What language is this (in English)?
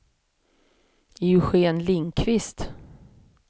Swedish